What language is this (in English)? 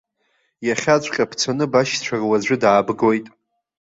Abkhazian